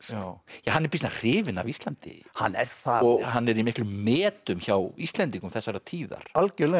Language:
Icelandic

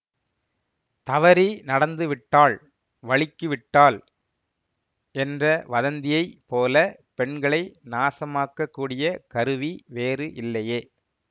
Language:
Tamil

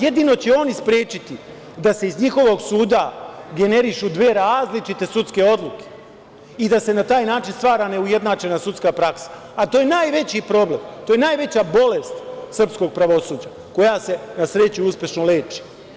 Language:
Serbian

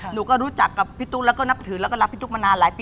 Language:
Thai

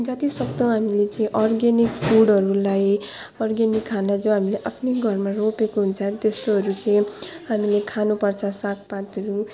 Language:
Nepali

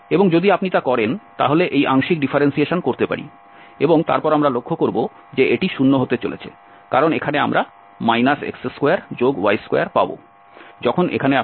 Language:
Bangla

